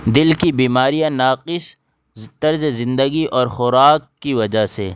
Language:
Urdu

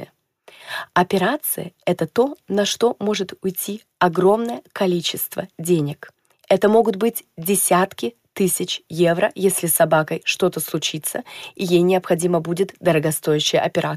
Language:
Russian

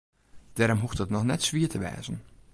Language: Western Frisian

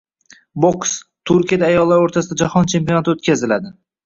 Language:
Uzbek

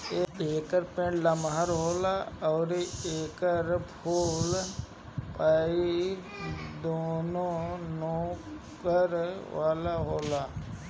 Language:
Bhojpuri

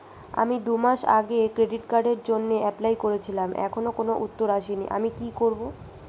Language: Bangla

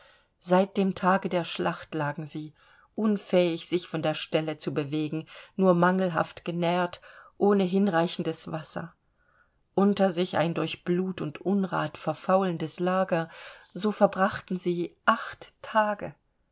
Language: German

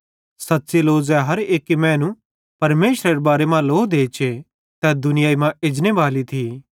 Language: Bhadrawahi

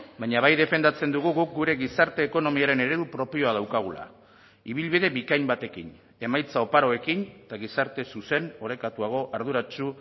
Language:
Basque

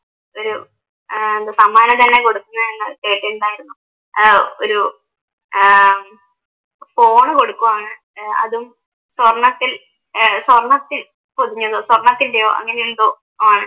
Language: Malayalam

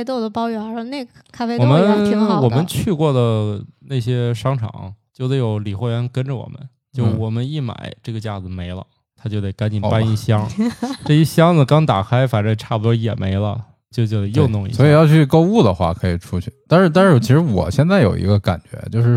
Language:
Chinese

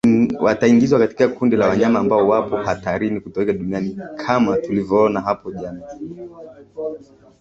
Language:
Swahili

